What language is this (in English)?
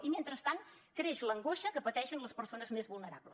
Catalan